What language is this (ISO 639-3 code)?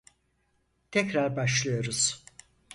tur